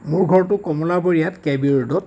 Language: Assamese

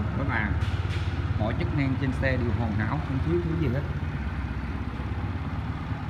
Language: Vietnamese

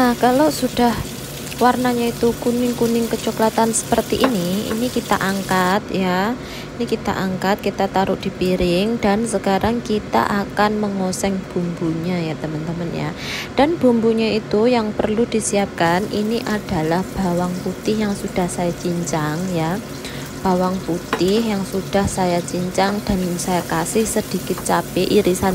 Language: Indonesian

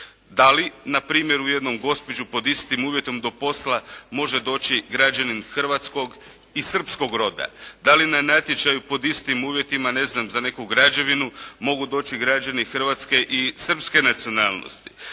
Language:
Croatian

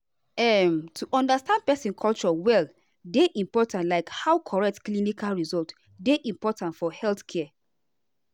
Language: Nigerian Pidgin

